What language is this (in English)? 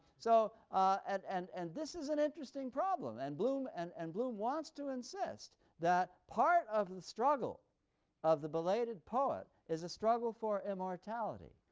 English